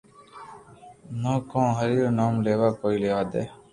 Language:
Loarki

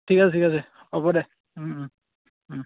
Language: Assamese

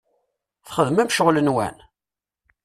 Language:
Kabyle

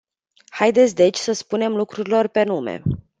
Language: Romanian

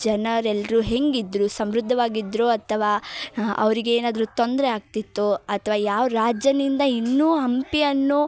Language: Kannada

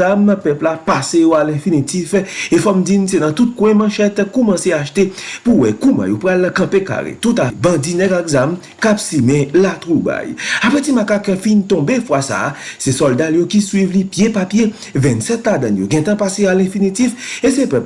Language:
French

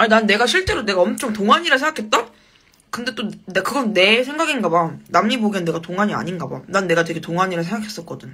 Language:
Korean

